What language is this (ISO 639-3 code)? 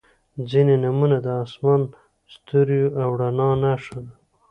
pus